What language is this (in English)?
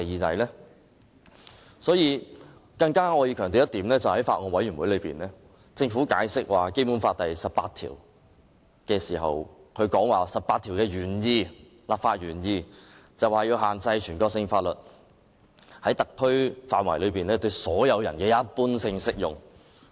Cantonese